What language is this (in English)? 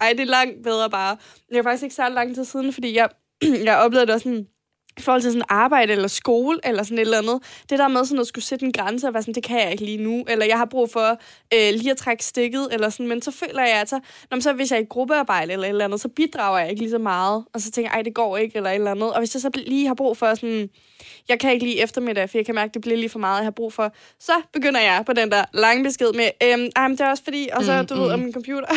Danish